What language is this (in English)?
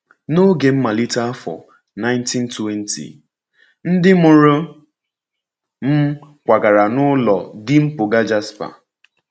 Igbo